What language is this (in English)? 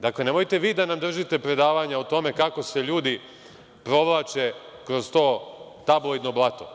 Serbian